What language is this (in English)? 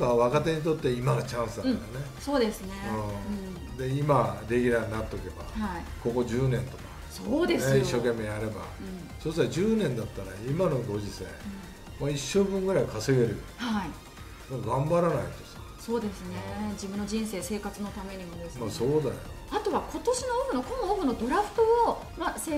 Japanese